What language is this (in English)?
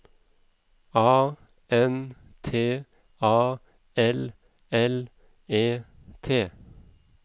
Norwegian